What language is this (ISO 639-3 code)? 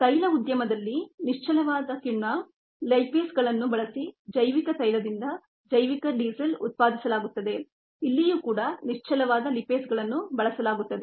kan